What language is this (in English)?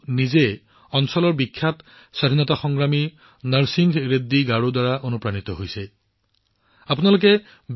Assamese